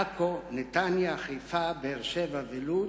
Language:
Hebrew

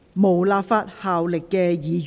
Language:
Cantonese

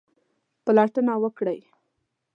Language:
Pashto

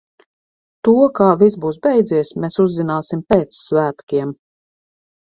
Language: Latvian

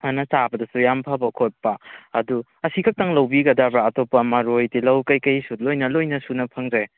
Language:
Manipuri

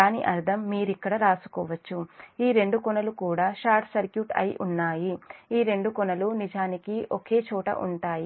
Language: Telugu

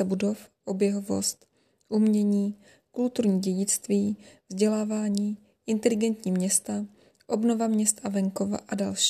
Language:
Czech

